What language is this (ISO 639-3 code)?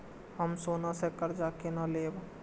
mai